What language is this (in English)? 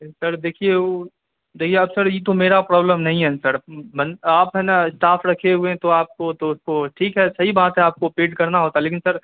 Urdu